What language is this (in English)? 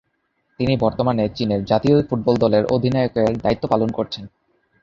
Bangla